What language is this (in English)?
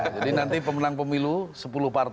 Indonesian